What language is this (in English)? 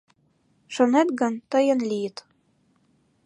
Mari